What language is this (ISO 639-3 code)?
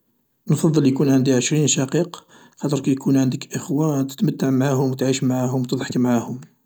arq